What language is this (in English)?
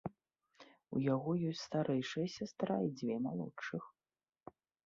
Belarusian